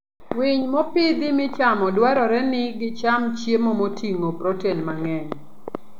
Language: Luo (Kenya and Tanzania)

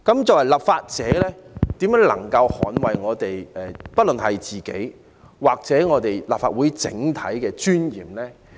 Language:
Cantonese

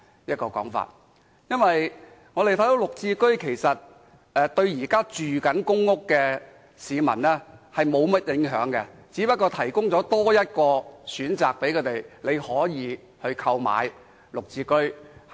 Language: Cantonese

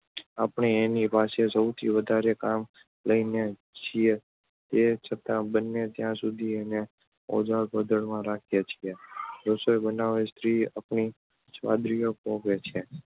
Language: Gujarati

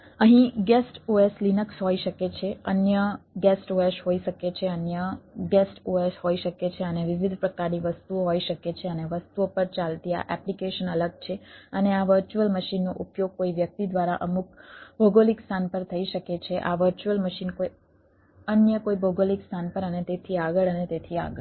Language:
Gujarati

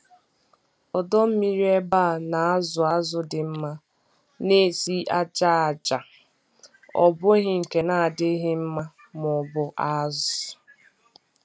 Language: Igbo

